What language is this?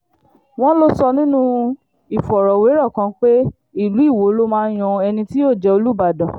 Yoruba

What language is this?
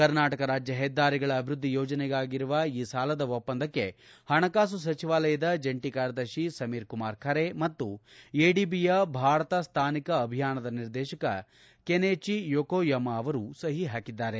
Kannada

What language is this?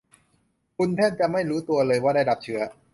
Thai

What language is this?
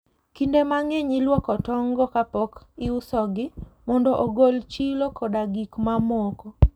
Luo (Kenya and Tanzania)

